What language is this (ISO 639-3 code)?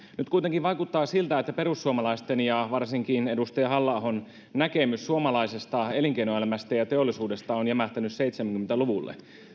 fin